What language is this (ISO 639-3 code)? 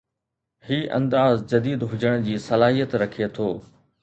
snd